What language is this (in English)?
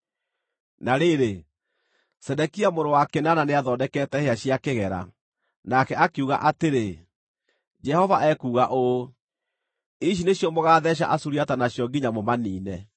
Kikuyu